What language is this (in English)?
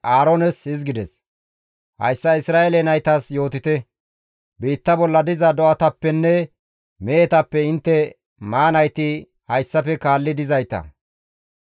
Gamo